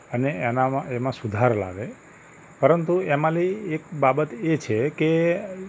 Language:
Gujarati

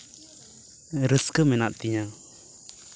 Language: Santali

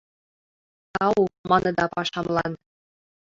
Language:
Mari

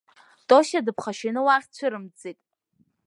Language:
Abkhazian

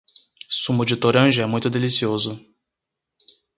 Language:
Portuguese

